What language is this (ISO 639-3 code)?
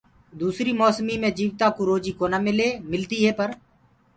ggg